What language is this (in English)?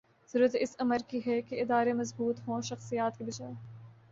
Urdu